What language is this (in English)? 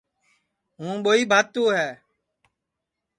Sansi